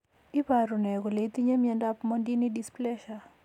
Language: Kalenjin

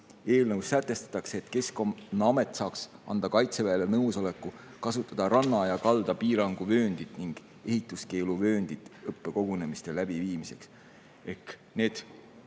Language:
Estonian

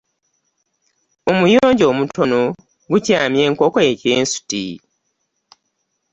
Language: Ganda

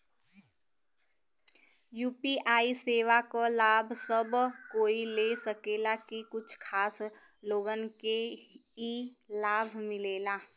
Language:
Bhojpuri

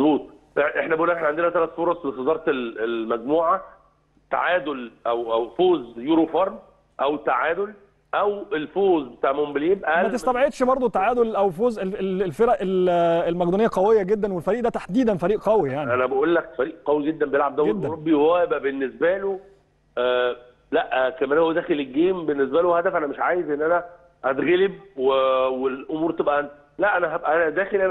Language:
Arabic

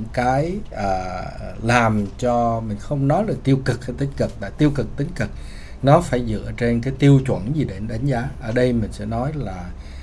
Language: Vietnamese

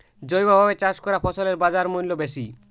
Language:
Bangla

